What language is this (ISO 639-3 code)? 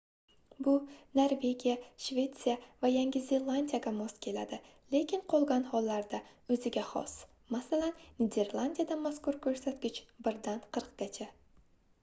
uzb